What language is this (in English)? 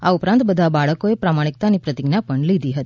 Gujarati